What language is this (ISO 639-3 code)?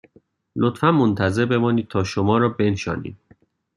fas